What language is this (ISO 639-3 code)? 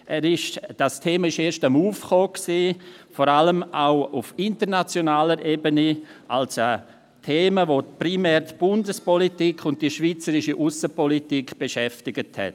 gsw